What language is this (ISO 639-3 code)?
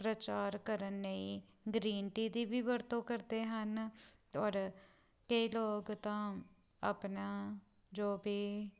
pan